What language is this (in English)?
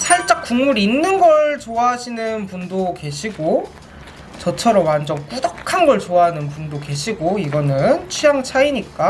Korean